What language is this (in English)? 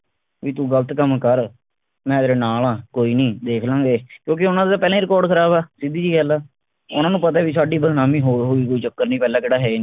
Punjabi